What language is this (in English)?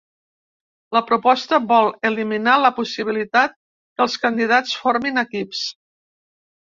Catalan